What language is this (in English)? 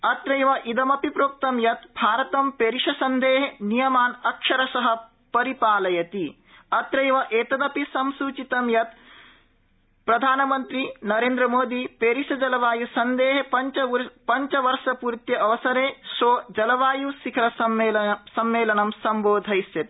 Sanskrit